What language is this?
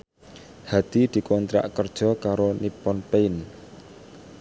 Javanese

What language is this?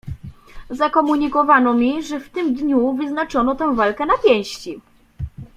Polish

